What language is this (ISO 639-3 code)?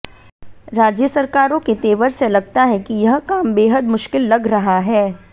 hin